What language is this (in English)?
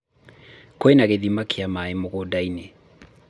Kikuyu